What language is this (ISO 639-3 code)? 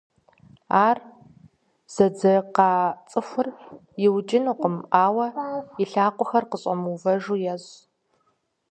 kbd